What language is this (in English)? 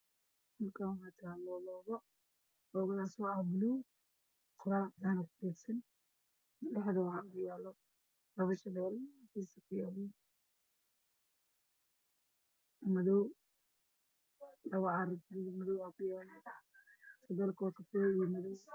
Somali